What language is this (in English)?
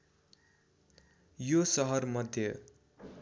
Nepali